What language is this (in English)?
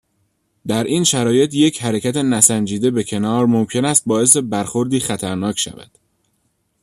Persian